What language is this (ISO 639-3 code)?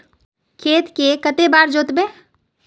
mag